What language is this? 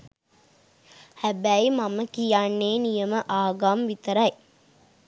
Sinhala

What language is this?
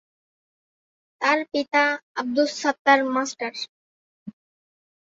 Bangla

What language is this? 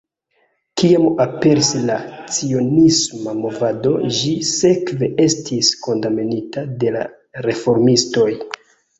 Esperanto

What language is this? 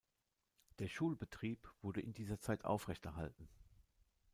German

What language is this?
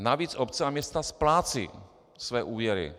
Czech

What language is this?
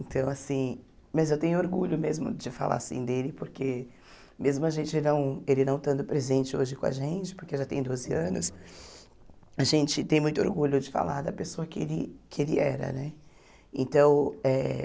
Portuguese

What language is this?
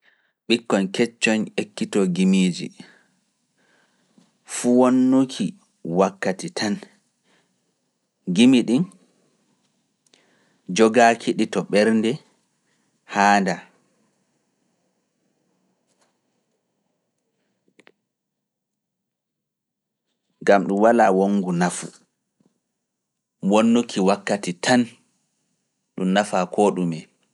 Fula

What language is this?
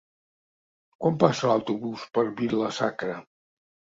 Catalan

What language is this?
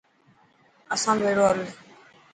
Dhatki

